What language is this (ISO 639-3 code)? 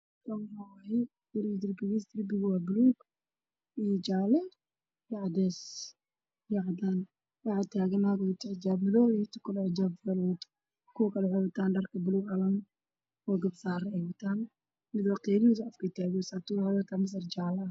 som